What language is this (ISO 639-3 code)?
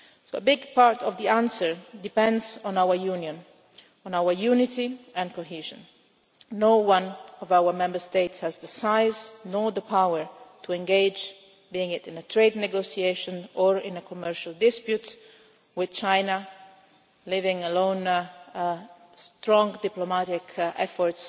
eng